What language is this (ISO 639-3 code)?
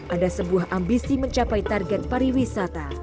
ind